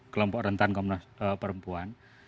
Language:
Indonesian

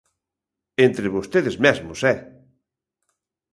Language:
Galician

